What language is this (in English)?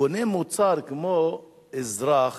Hebrew